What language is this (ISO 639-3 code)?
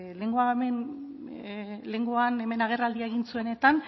eus